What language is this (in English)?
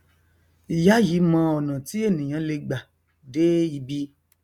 Yoruba